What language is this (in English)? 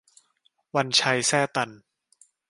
Thai